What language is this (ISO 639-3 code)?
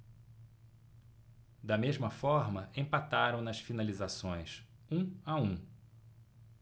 por